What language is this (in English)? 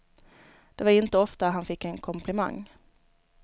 Swedish